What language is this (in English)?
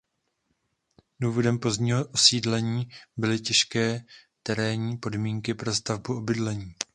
Czech